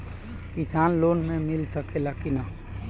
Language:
Bhojpuri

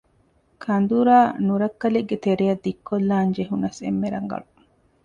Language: Divehi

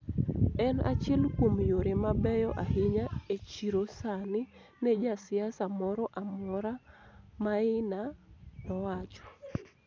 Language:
Luo (Kenya and Tanzania)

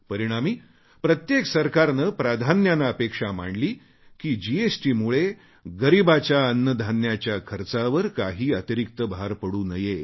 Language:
Marathi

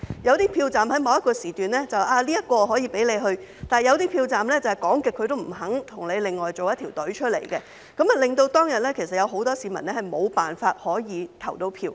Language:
Cantonese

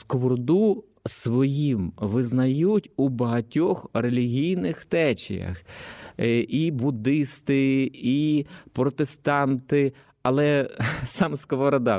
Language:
Ukrainian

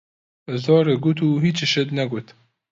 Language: Central Kurdish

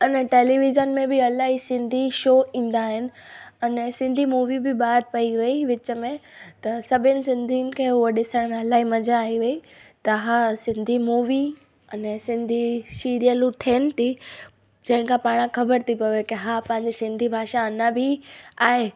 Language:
Sindhi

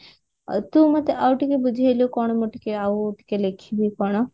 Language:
Odia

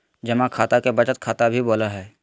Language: Magahi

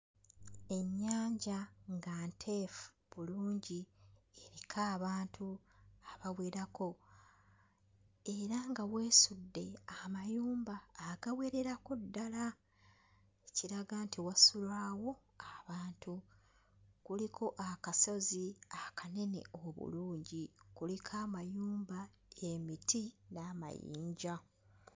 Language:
Ganda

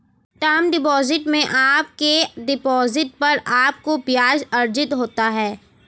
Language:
Hindi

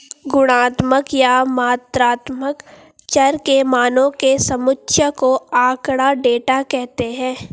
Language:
Hindi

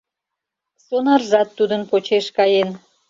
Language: Mari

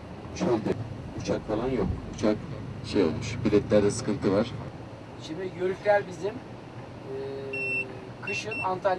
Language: Turkish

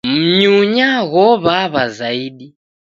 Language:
Taita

